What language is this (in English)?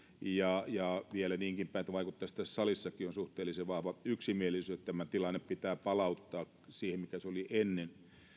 Finnish